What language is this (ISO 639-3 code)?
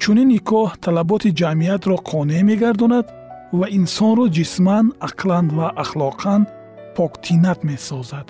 fas